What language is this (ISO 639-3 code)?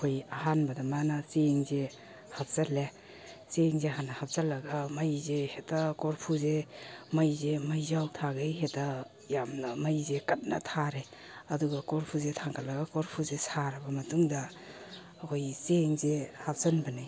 mni